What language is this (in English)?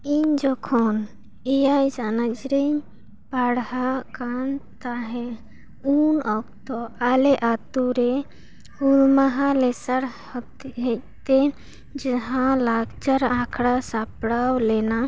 Santali